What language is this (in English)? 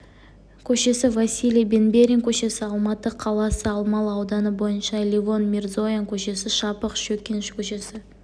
Kazakh